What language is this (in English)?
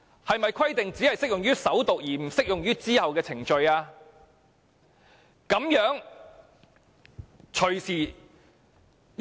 Cantonese